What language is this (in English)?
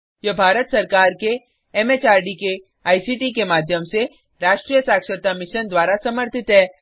Hindi